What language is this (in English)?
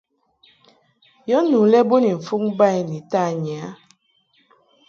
Mungaka